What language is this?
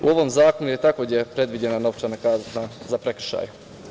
Serbian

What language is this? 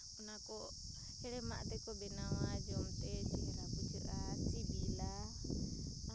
Santali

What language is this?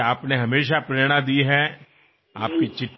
Telugu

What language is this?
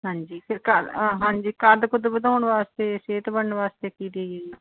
Punjabi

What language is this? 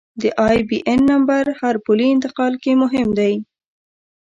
Pashto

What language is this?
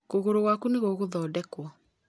Kikuyu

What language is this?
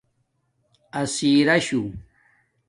Domaaki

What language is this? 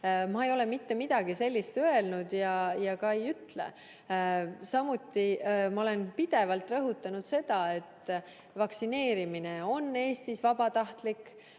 Estonian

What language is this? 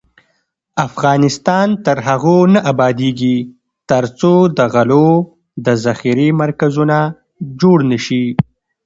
Pashto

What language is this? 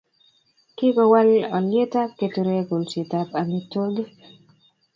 Kalenjin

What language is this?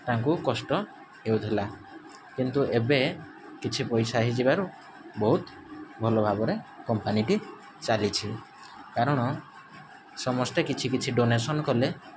Odia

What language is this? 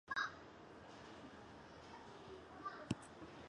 Chinese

